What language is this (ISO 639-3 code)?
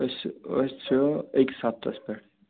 kas